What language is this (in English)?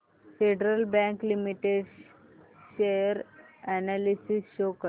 Marathi